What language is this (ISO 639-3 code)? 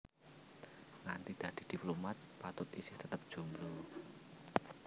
jav